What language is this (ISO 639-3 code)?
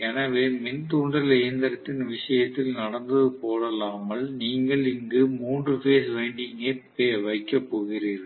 tam